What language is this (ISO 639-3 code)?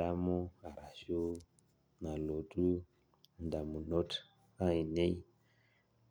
mas